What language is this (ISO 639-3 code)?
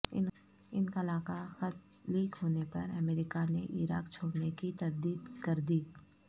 urd